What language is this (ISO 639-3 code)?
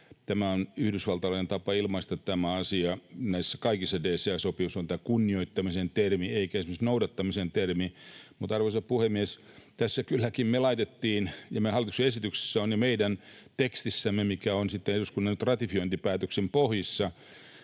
fin